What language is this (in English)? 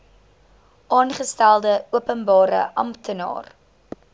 Afrikaans